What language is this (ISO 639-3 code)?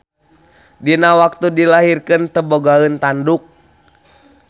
sun